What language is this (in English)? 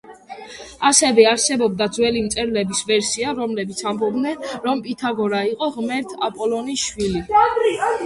Georgian